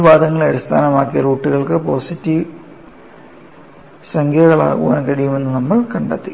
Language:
Malayalam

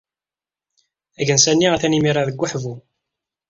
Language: Kabyle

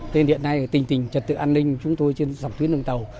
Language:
Vietnamese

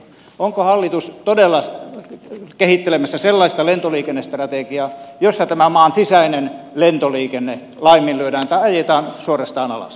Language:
Finnish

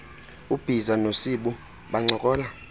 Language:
Xhosa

